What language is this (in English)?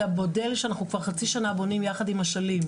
Hebrew